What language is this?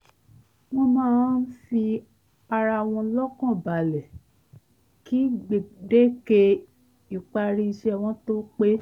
Yoruba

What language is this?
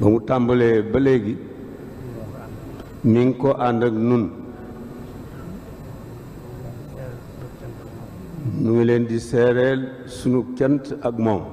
Indonesian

